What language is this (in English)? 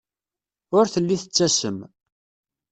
Kabyle